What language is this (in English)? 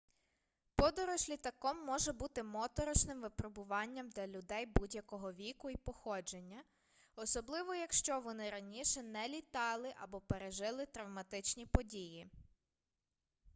Ukrainian